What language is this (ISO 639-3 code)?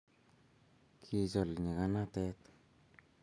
kln